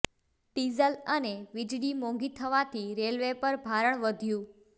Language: Gujarati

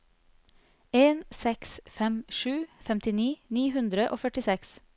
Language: Norwegian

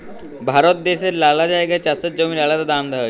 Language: Bangla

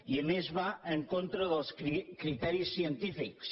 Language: Catalan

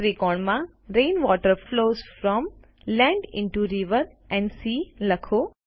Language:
Gujarati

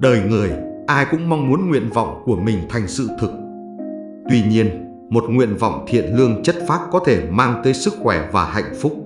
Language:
Vietnamese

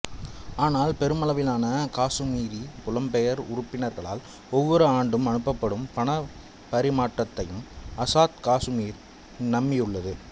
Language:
Tamil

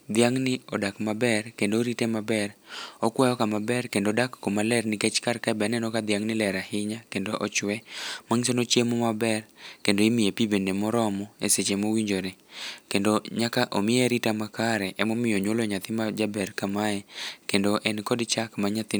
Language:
Luo (Kenya and Tanzania)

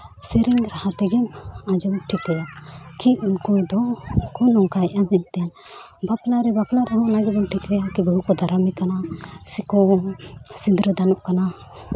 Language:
Santali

